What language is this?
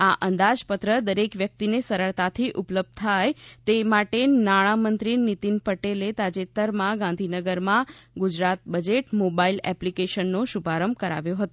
Gujarati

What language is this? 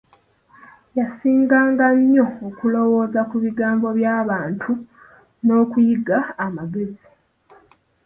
Ganda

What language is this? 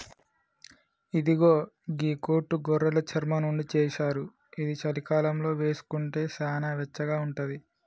Telugu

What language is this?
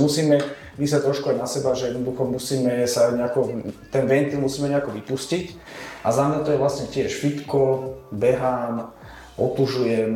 Slovak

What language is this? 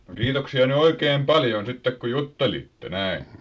Finnish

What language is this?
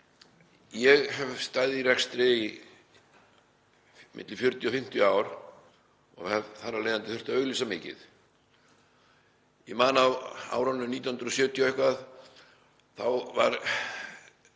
Icelandic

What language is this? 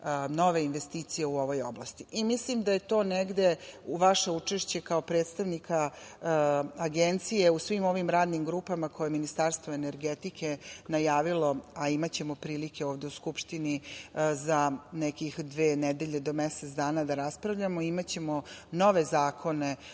Serbian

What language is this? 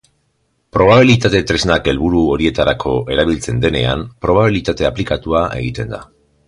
Basque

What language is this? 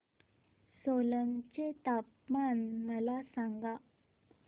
Marathi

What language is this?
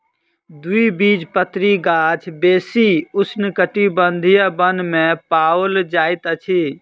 Maithili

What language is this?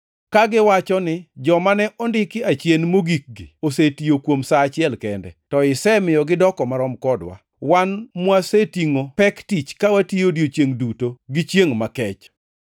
Luo (Kenya and Tanzania)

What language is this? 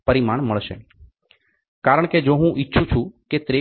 Gujarati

